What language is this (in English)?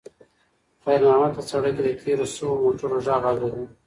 Pashto